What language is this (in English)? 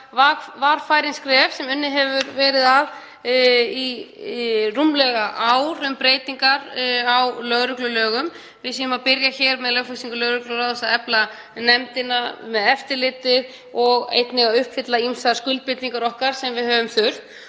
Icelandic